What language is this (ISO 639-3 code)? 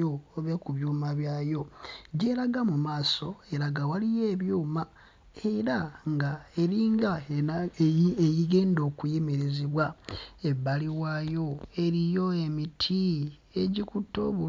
lug